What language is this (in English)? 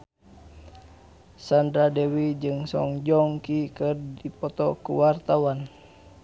Sundanese